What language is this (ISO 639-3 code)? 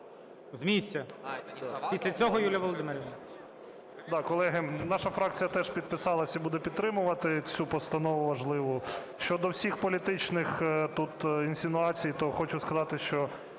ukr